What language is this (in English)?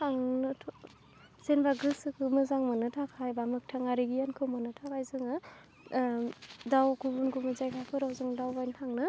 Bodo